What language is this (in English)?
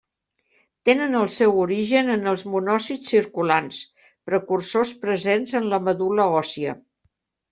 Catalan